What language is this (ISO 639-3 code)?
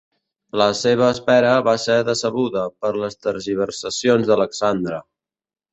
cat